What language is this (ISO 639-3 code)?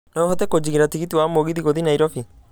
kik